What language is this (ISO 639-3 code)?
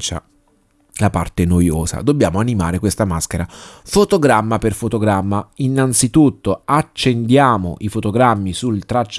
ita